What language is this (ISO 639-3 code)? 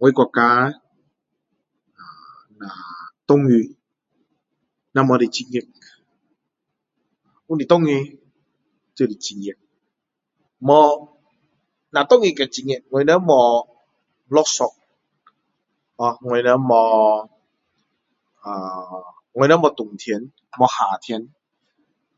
cdo